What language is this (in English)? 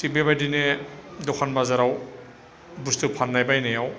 Bodo